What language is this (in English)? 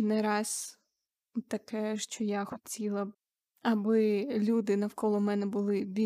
Ukrainian